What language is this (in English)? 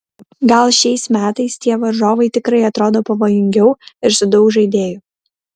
Lithuanian